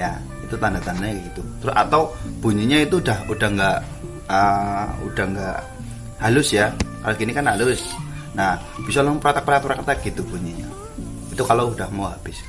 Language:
Indonesian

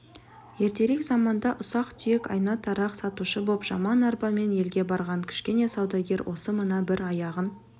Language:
Kazakh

